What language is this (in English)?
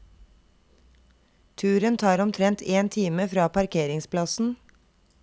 Norwegian